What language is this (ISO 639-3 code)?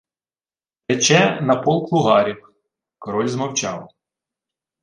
ukr